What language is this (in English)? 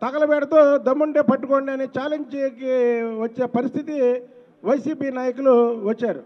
Telugu